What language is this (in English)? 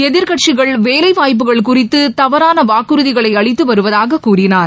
Tamil